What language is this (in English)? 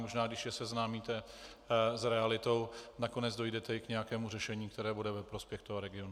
Czech